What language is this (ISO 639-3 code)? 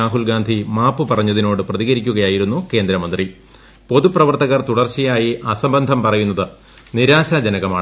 mal